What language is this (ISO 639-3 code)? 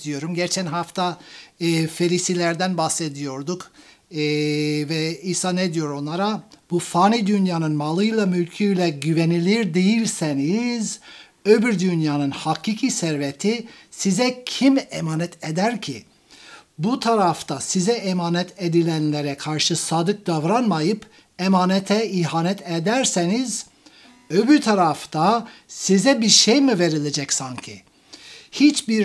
tur